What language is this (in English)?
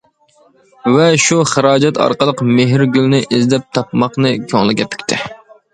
Uyghur